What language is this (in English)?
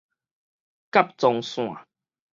Min Nan Chinese